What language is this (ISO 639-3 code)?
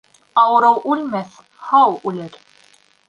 bak